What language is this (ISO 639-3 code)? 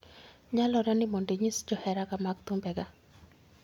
luo